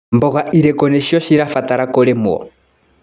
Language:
Kikuyu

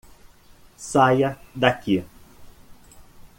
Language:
Portuguese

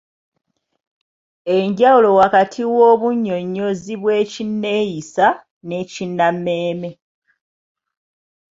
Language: Ganda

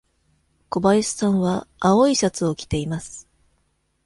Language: Japanese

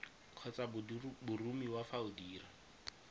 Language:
Tswana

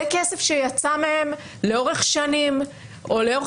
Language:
Hebrew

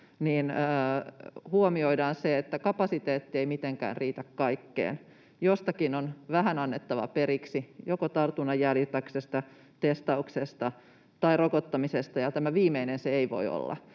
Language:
Finnish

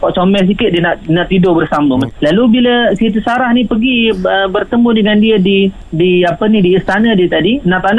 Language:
Malay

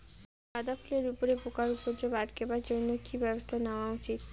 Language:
Bangla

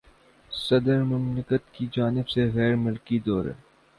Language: Urdu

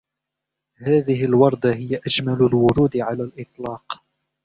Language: Arabic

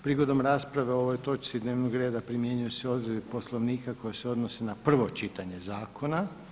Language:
Croatian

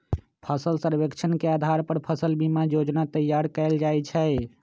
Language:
Magahi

